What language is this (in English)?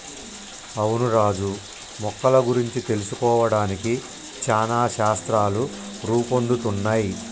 Telugu